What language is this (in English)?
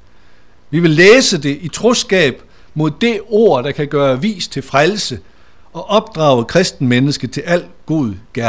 Danish